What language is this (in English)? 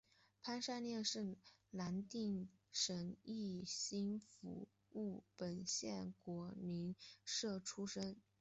Chinese